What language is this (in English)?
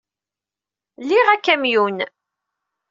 Kabyle